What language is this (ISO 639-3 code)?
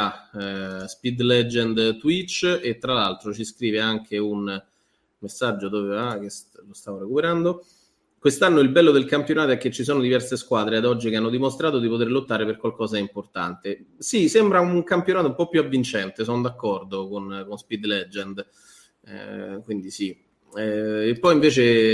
ita